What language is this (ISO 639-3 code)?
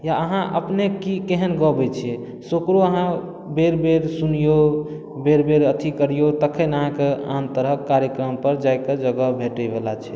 mai